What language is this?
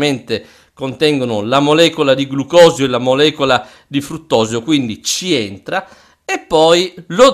Italian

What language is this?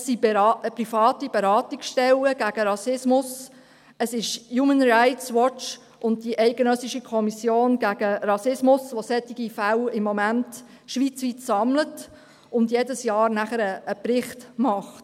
Swiss German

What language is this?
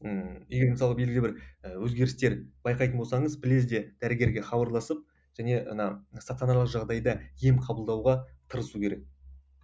Kazakh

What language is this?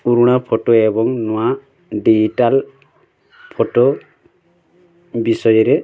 Odia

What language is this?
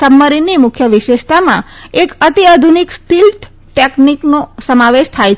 Gujarati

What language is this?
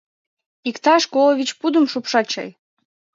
Mari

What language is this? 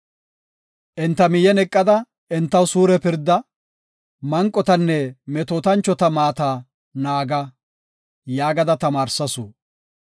Gofa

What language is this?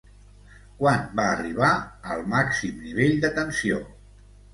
Catalan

